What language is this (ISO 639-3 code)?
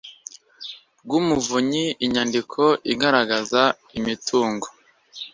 kin